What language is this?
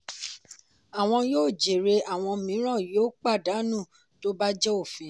Yoruba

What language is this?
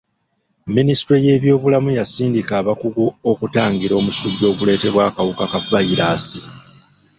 Ganda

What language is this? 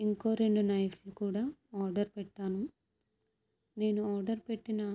Telugu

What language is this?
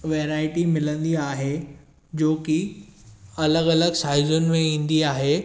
Sindhi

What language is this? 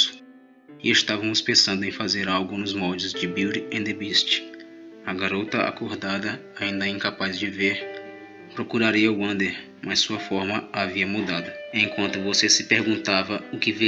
Portuguese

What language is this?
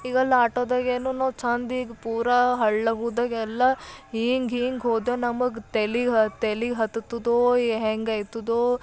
Kannada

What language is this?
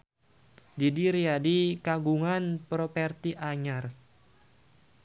Sundanese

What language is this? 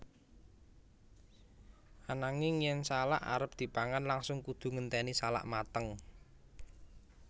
Javanese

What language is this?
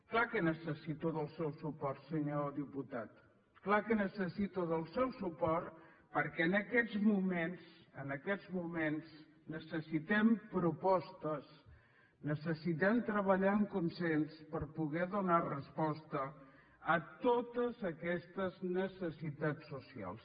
Catalan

